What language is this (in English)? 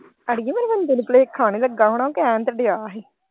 Punjabi